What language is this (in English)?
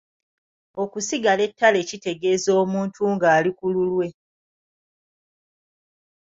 Ganda